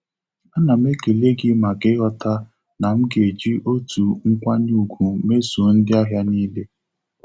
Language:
Igbo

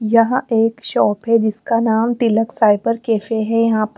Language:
Hindi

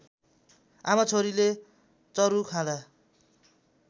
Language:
Nepali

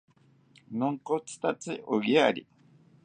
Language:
South Ucayali Ashéninka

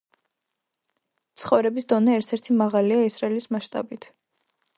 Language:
Georgian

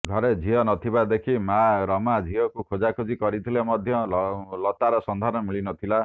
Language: Odia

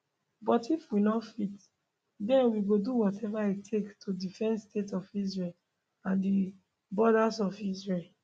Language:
Nigerian Pidgin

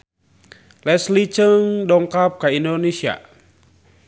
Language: Sundanese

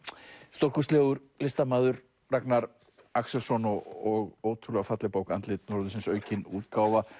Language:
Icelandic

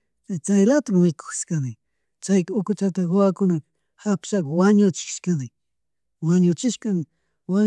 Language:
Chimborazo Highland Quichua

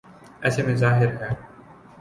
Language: Urdu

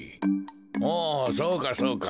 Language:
Japanese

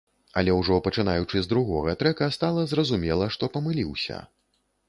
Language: Belarusian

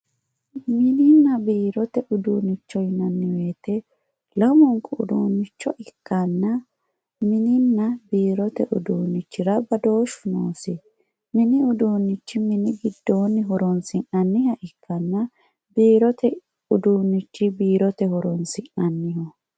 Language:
Sidamo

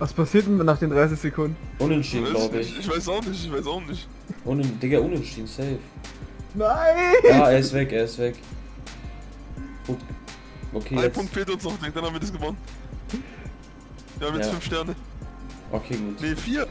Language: German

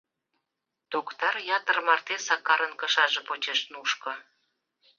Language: Mari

